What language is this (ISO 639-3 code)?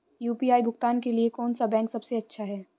hin